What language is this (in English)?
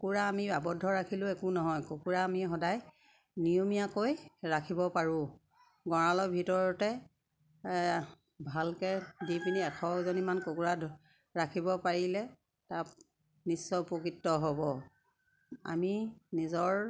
Assamese